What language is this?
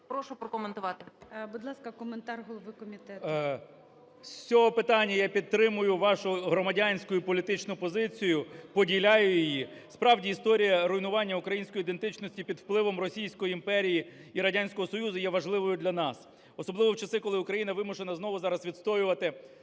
Ukrainian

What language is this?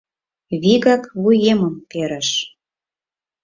Mari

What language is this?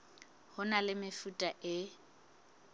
Southern Sotho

